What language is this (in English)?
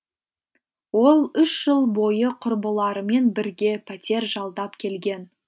Kazakh